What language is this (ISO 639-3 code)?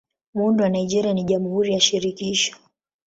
swa